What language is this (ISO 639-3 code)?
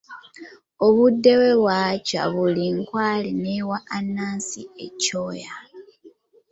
lug